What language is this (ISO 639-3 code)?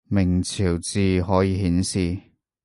yue